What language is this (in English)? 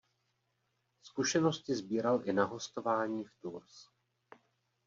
Czech